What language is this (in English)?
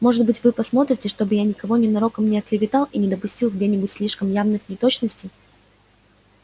Russian